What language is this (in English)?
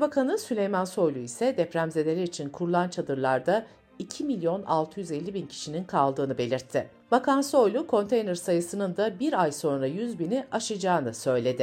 Turkish